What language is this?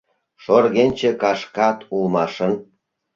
Mari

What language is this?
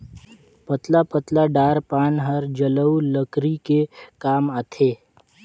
Chhattisgarhi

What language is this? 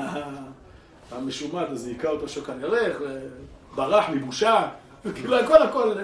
Hebrew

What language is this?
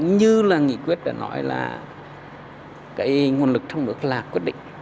Vietnamese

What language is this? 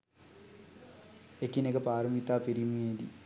Sinhala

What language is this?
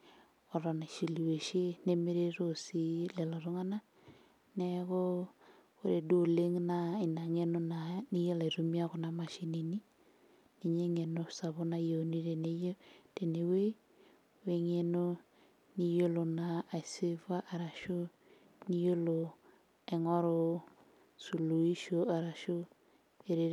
Masai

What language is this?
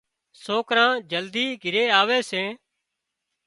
Wadiyara Koli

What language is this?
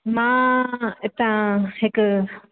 Sindhi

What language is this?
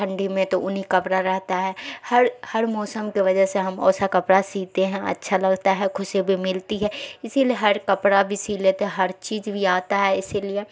Urdu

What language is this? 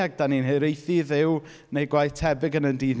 Welsh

